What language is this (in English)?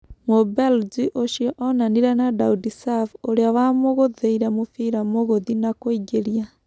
Kikuyu